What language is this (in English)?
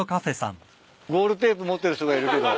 Japanese